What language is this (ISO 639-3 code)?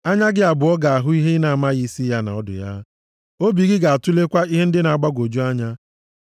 ibo